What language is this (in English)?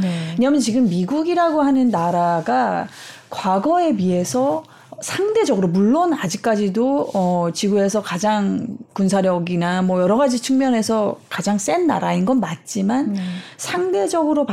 Korean